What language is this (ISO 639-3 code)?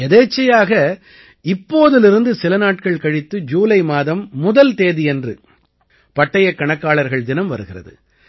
tam